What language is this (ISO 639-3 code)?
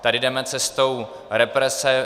ces